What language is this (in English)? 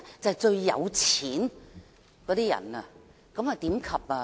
Cantonese